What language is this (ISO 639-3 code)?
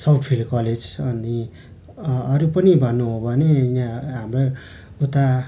nep